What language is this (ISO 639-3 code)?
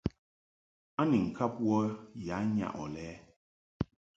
mhk